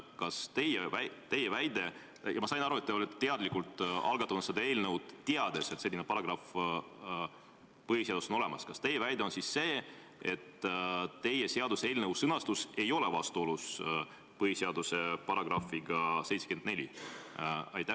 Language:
Estonian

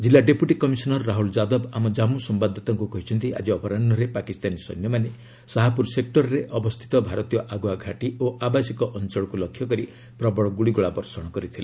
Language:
Odia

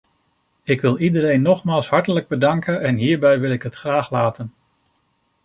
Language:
Dutch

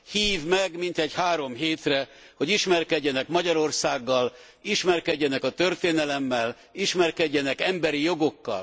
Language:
Hungarian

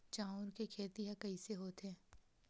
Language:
Chhattisgarhi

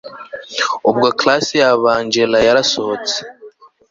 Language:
Kinyarwanda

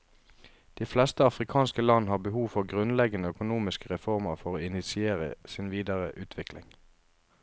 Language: Norwegian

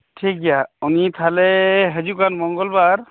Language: Santali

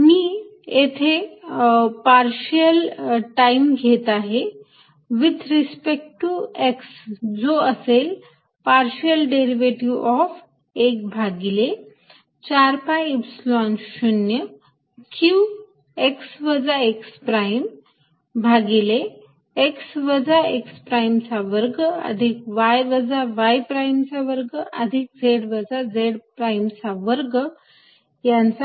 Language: Marathi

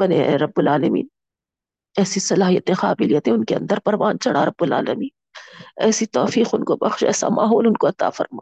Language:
Urdu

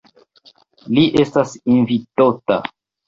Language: Esperanto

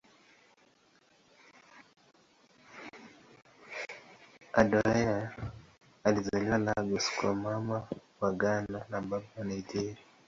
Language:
Swahili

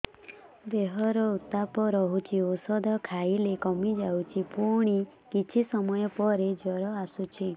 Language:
Odia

